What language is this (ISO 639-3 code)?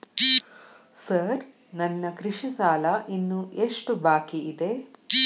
kan